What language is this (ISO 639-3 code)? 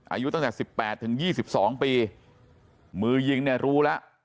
tha